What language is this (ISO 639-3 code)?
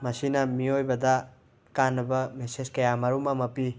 mni